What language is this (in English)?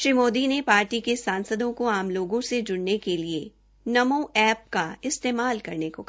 Hindi